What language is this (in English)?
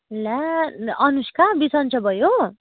Nepali